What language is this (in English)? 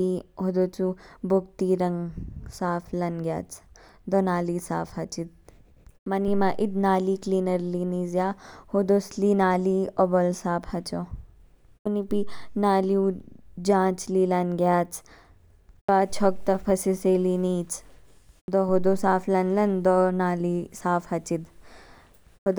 Kinnauri